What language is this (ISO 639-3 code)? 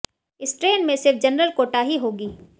hin